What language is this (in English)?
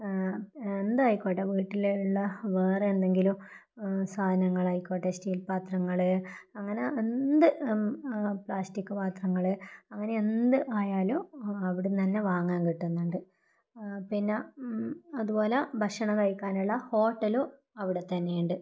Malayalam